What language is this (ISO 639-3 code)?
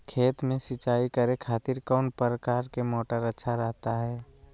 mag